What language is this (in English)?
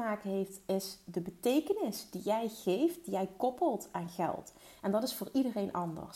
Dutch